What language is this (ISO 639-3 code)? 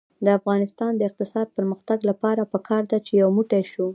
pus